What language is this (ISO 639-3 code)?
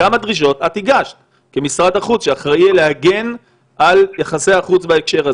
heb